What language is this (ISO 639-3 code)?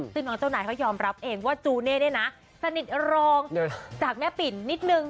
tha